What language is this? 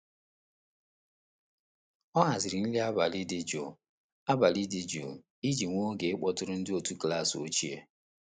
Igbo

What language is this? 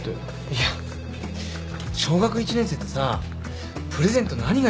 Japanese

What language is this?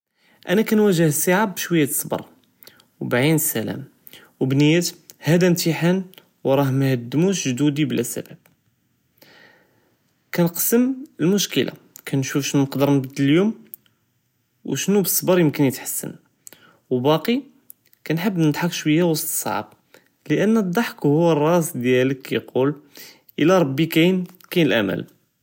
Judeo-Arabic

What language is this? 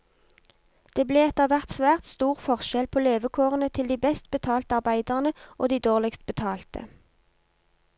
Norwegian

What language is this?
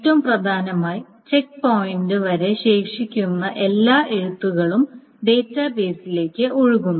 Malayalam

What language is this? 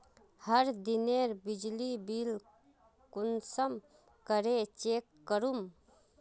Magahi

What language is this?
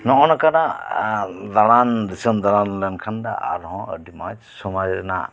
Santali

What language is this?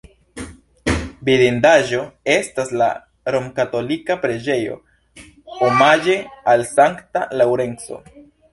Esperanto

